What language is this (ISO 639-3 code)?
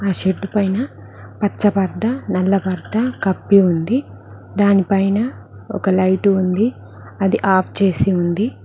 tel